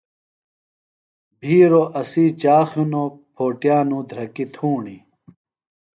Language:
Phalura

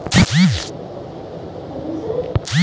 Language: Hindi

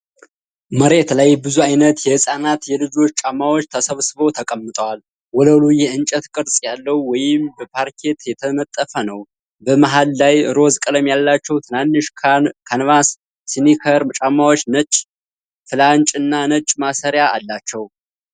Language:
Amharic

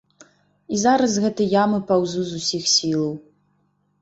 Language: Belarusian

